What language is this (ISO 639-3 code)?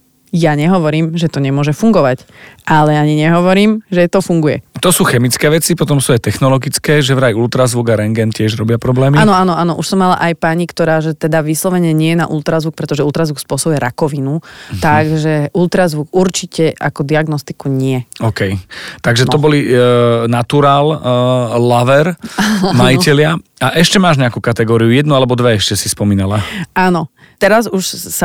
slk